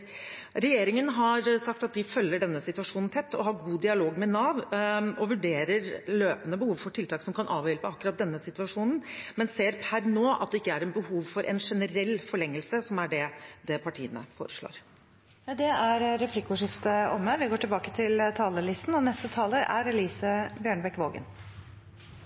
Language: Norwegian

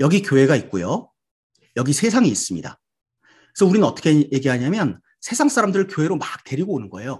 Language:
Korean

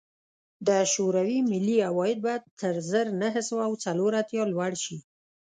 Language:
Pashto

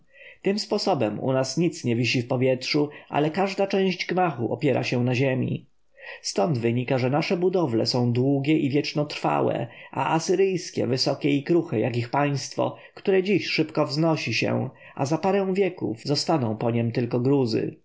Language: Polish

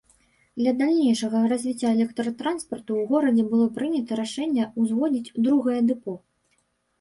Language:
Belarusian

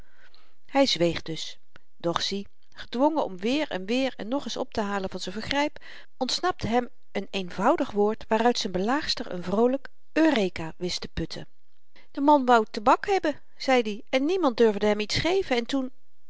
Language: Dutch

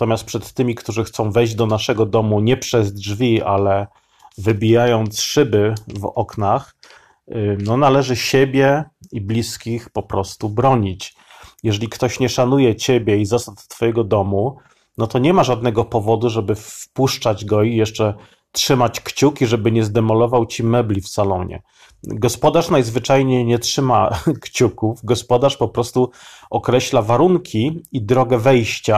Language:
Polish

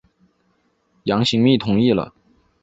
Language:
Chinese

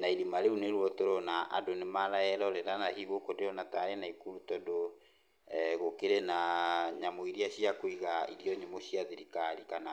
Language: Kikuyu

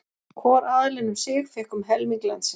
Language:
Icelandic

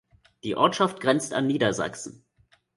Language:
German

